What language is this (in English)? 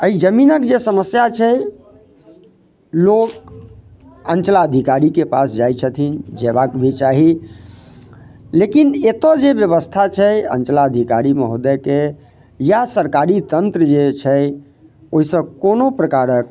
Maithili